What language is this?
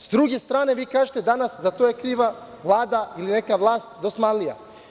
Serbian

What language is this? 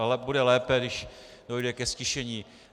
Czech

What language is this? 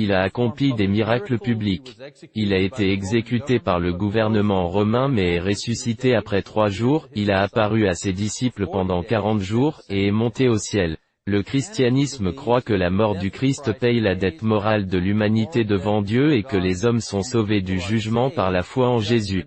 French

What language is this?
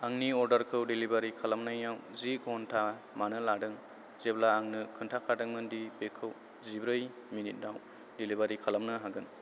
Bodo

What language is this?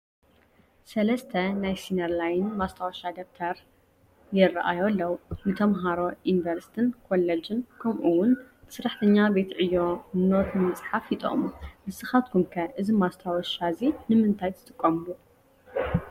Tigrinya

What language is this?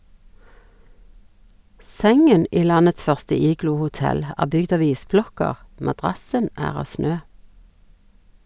Norwegian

